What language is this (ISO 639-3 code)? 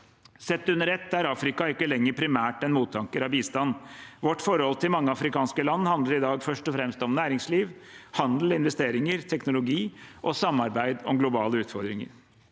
nor